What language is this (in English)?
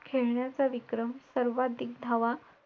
Marathi